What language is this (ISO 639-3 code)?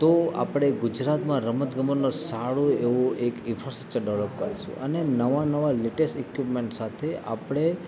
guj